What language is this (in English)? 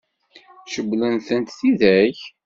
Kabyle